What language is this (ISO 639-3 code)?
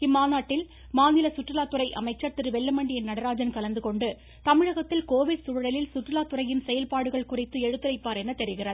tam